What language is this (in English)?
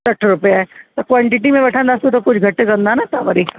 Sindhi